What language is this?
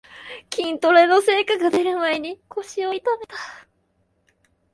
Japanese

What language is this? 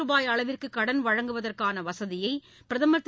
Tamil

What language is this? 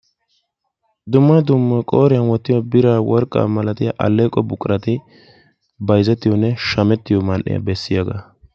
Wolaytta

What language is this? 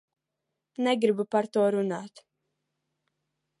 Latvian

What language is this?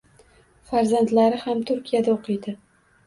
Uzbek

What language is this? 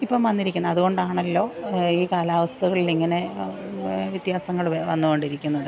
Malayalam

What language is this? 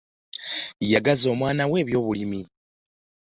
Ganda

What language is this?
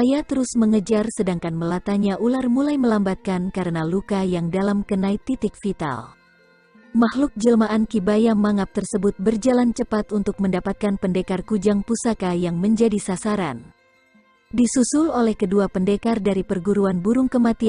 Indonesian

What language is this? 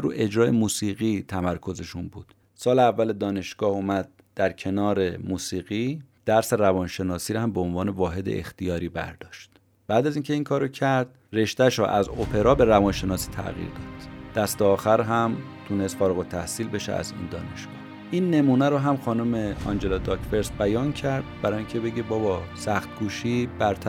Persian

